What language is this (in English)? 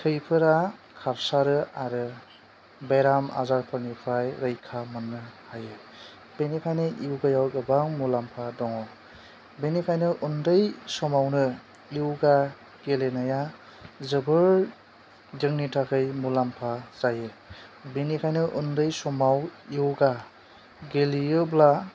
Bodo